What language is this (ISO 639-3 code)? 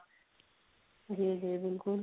pan